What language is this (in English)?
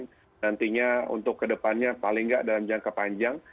Indonesian